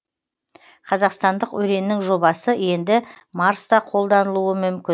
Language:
Kazakh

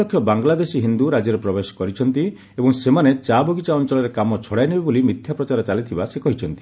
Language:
Odia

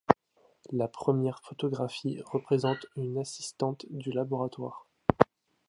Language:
French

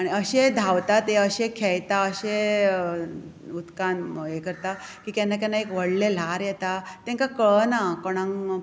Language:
Konkani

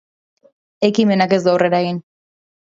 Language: Basque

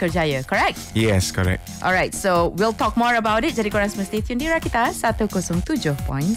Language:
Malay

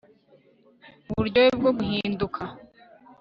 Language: Kinyarwanda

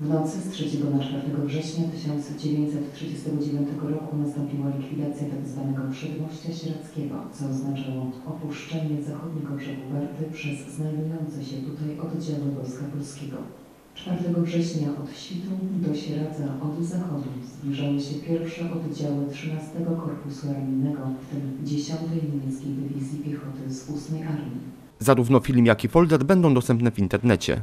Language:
Polish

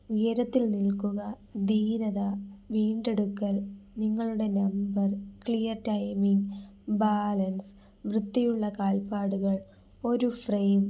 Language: Malayalam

